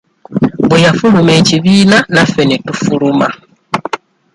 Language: Ganda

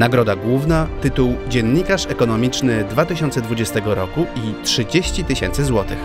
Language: Polish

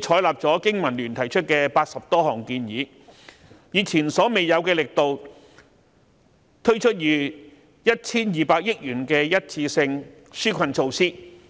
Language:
Cantonese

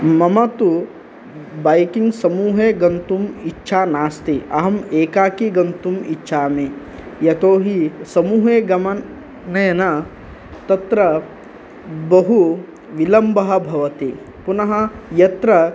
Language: Sanskrit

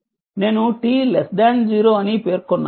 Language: Telugu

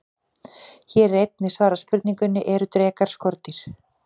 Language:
Icelandic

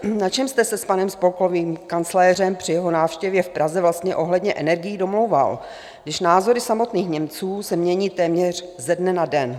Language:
Czech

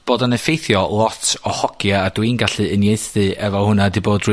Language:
Welsh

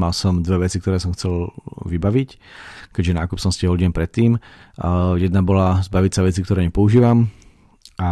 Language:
Slovak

